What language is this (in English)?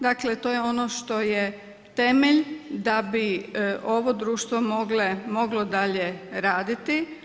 Croatian